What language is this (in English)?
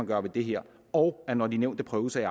Danish